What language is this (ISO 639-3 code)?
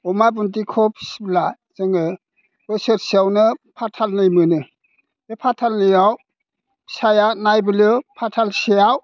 brx